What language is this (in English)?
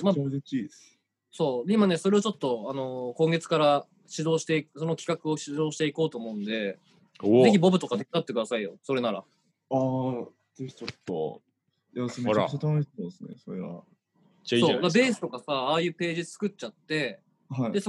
Japanese